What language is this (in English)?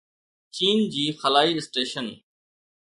Sindhi